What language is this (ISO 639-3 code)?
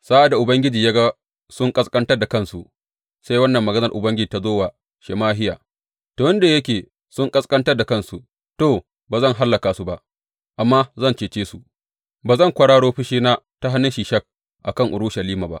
hau